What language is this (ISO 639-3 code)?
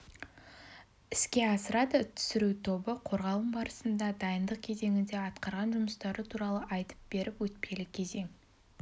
kaz